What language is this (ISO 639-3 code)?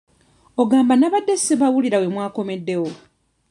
lug